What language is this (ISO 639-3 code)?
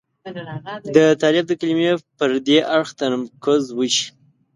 pus